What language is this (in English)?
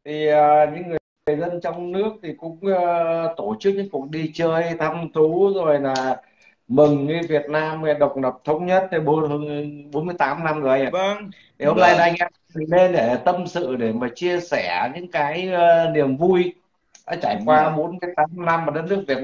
Vietnamese